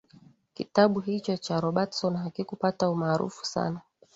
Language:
Swahili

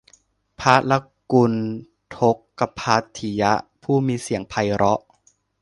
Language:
Thai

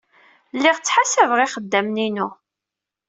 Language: Kabyle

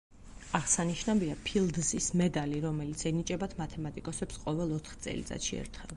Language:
Georgian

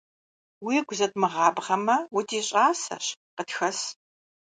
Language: Kabardian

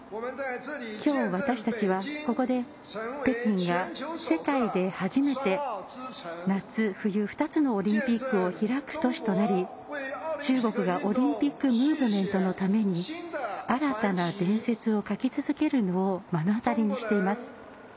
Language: Japanese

